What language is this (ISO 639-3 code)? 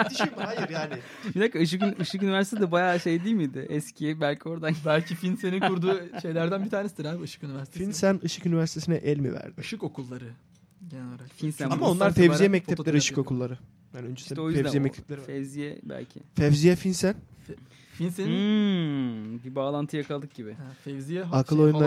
tur